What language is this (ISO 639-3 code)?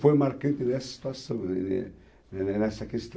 por